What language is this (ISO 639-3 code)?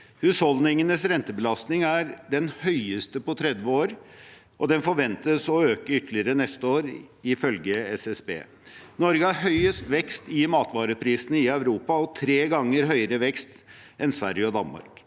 nor